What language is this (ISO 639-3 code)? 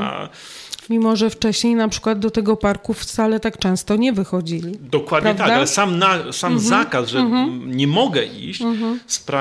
pol